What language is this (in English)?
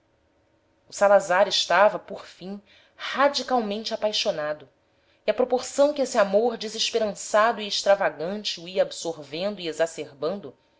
Portuguese